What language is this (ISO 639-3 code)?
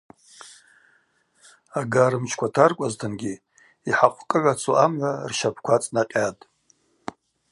abq